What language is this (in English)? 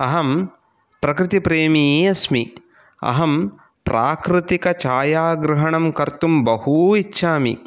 Sanskrit